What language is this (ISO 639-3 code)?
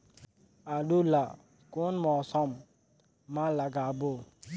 hne